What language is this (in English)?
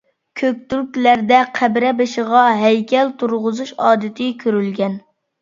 Uyghur